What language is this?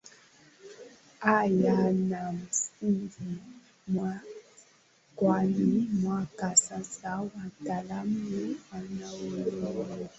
Swahili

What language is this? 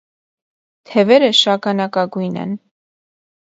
Armenian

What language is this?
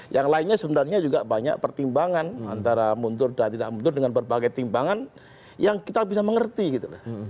Indonesian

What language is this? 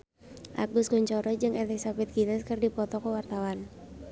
Sundanese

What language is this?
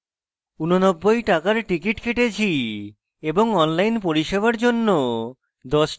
Bangla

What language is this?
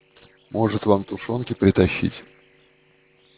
Russian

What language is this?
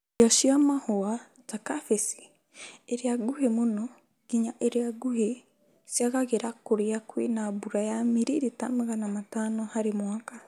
Kikuyu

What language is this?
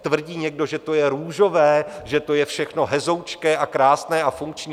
Czech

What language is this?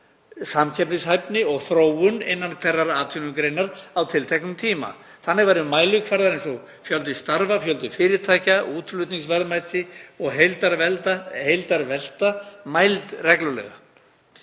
Icelandic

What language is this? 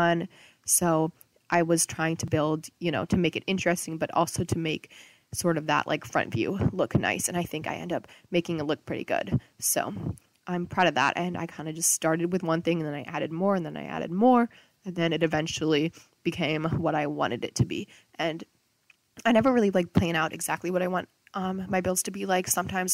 English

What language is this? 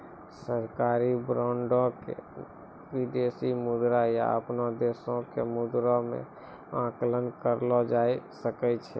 Maithili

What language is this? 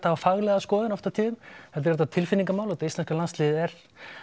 Icelandic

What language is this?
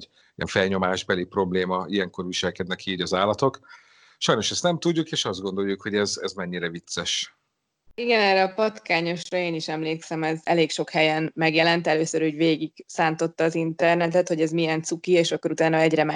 Hungarian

